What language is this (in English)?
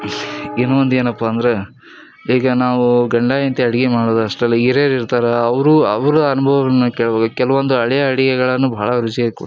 Kannada